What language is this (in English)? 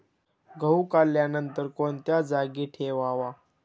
Marathi